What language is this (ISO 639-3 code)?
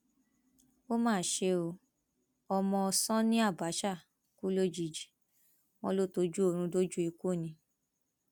yor